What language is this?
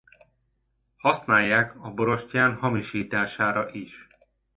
Hungarian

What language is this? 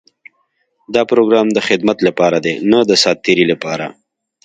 Pashto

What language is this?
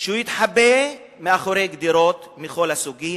Hebrew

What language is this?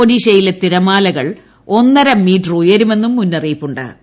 Malayalam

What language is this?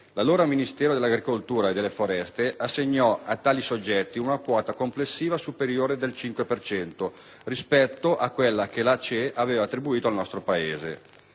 Italian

